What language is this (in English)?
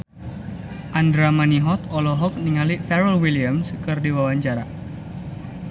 Sundanese